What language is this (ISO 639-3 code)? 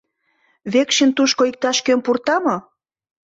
chm